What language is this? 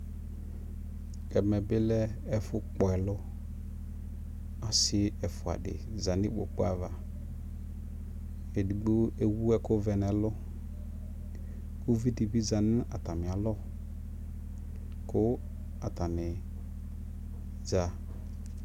Ikposo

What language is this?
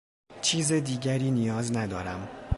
Persian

